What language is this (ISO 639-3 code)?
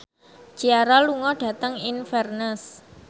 jav